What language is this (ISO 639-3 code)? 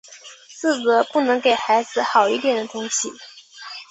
zho